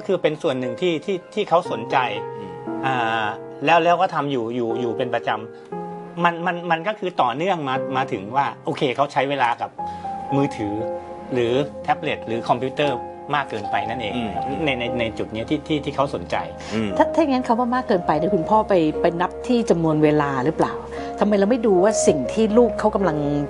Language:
Thai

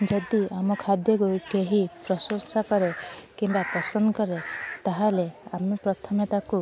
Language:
Odia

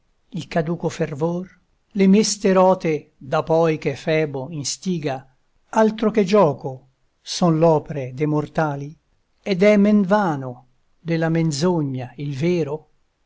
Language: Italian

